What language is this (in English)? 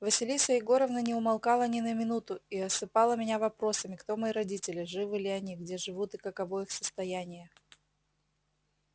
Russian